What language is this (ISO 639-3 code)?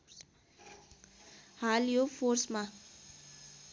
nep